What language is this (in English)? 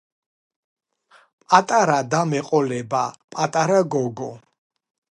Georgian